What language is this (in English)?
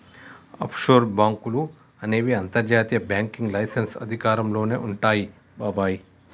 Telugu